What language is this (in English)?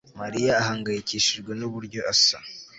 Kinyarwanda